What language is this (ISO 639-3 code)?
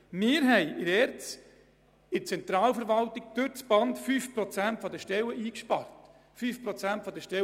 gsw